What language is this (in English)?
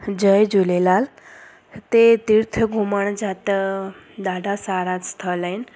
Sindhi